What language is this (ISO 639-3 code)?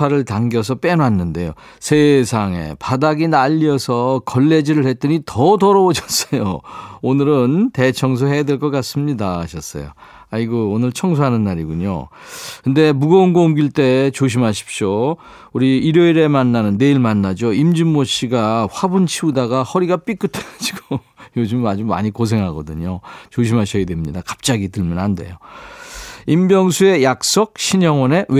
kor